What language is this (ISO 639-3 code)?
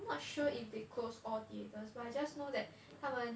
eng